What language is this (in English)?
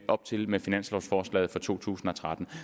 Danish